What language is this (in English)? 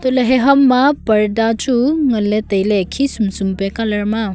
Wancho Naga